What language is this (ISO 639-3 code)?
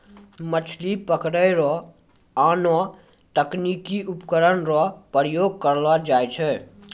mai